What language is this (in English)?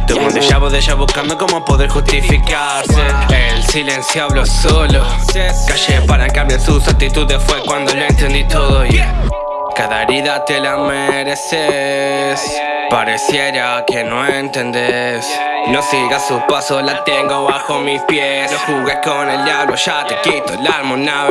Dutch